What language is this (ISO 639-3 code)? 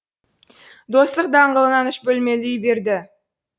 kaz